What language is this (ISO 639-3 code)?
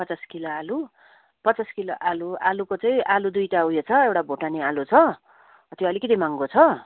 nep